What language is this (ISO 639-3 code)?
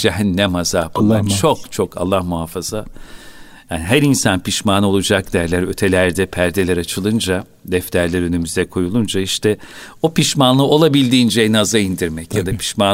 tur